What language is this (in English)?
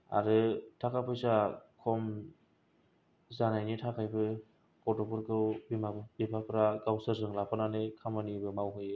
Bodo